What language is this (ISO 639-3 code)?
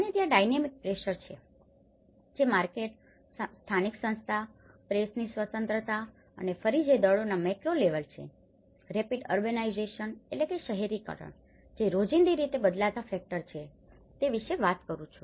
guj